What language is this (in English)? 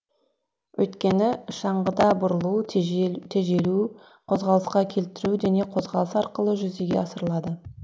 Kazakh